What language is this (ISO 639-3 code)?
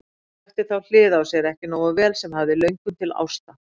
isl